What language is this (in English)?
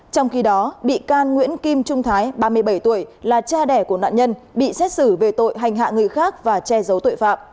Vietnamese